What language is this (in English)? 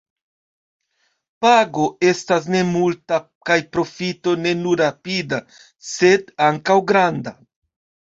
Esperanto